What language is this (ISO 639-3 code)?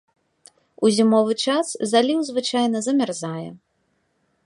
bel